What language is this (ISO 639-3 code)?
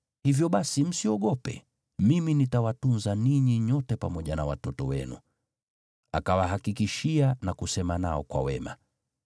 swa